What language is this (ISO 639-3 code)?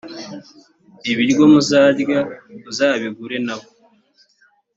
kin